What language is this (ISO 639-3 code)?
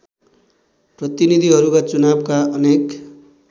nep